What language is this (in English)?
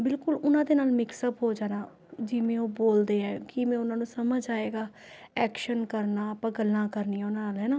Punjabi